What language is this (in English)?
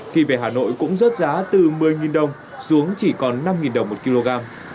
Vietnamese